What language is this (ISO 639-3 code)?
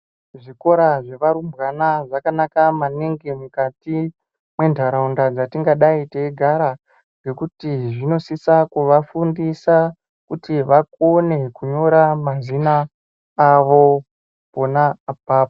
ndc